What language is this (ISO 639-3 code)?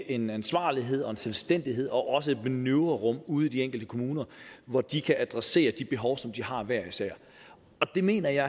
dan